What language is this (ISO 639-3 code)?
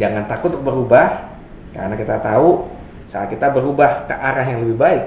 ind